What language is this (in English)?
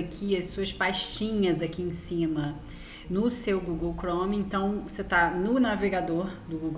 Portuguese